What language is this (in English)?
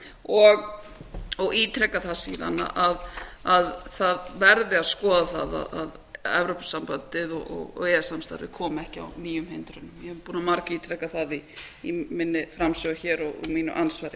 Icelandic